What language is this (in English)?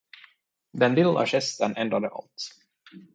Swedish